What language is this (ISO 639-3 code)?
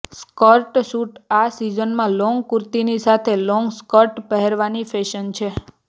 guj